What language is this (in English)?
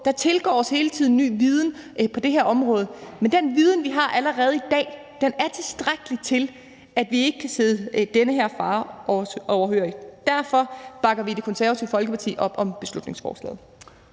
Danish